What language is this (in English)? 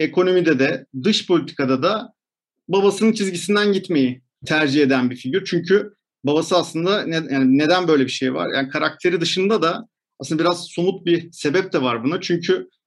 Turkish